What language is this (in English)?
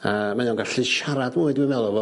Welsh